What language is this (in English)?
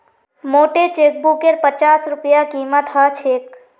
Magahi